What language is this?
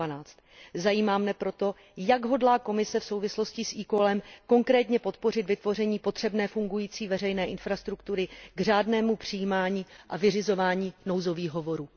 Czech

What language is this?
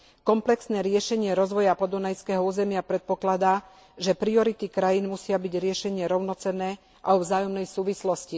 Slovak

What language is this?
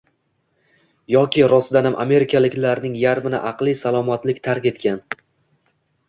Uzbek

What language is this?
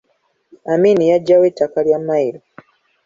Ganda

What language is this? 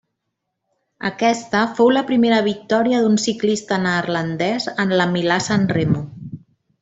Catalan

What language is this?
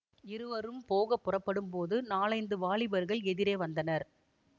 Tamil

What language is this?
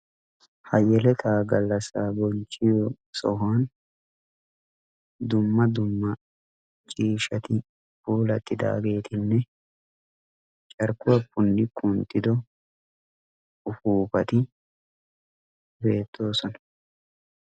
Wolaytta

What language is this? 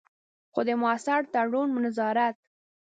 Pashto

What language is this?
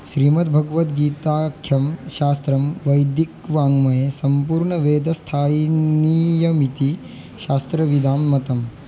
Sanskrit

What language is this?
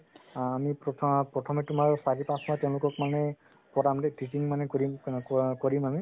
Assamese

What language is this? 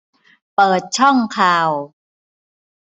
Thai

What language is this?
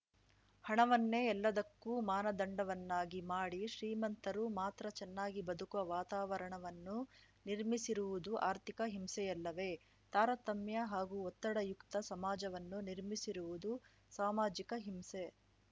Kannada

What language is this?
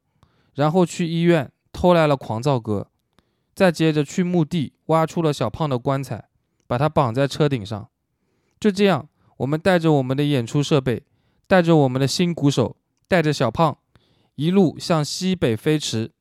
Chinese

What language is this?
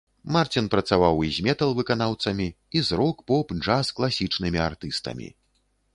Belarusian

